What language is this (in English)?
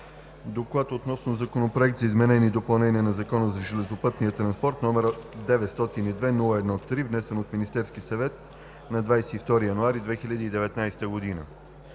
Bulgarian